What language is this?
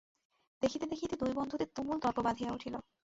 Bangla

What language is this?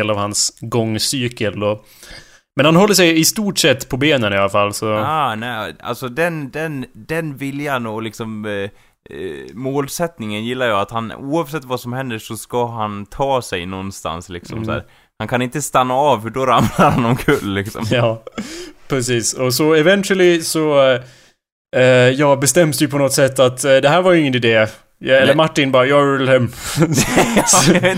Swedish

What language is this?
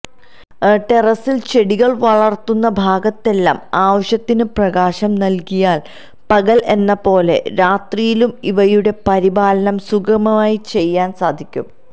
Malayalam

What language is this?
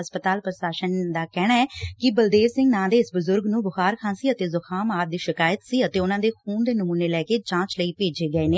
Punjabi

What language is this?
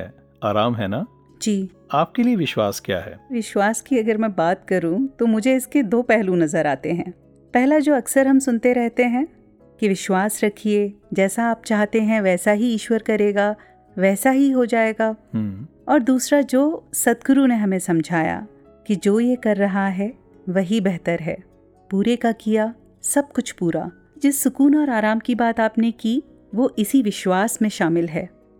Hindi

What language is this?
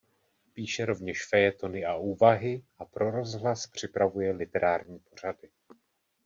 Czech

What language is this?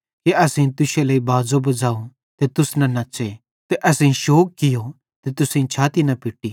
Bhadrawahi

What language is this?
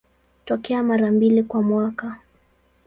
Swahili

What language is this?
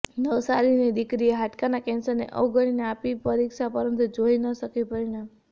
Gujarati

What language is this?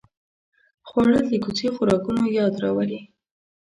Pashto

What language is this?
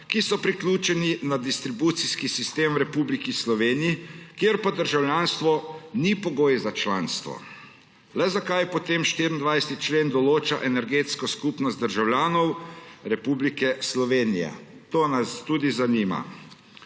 Slovenian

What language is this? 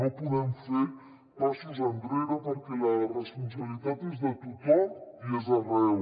Catalan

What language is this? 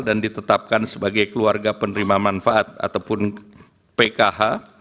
Indonesian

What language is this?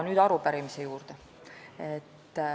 Estonian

